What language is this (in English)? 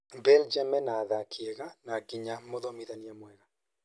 Kikuyu